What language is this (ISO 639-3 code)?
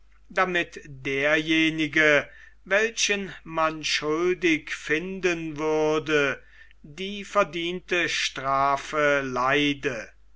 deu